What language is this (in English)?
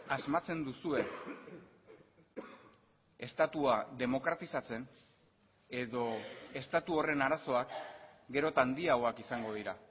Basque